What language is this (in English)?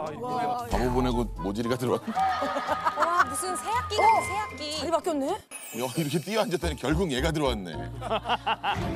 Korean